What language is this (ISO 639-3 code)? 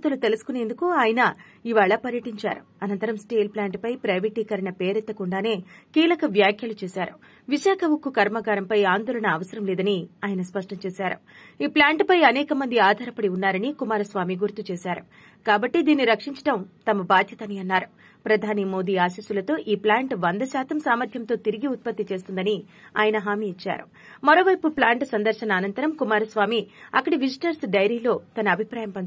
tel